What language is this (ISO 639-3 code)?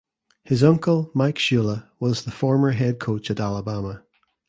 eng